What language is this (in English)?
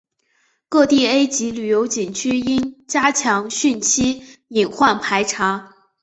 Chinese